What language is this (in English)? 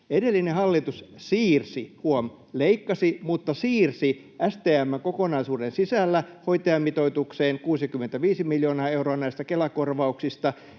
Finnish